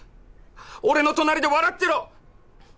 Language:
Japanese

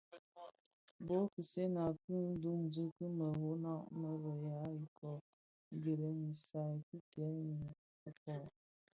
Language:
Bafia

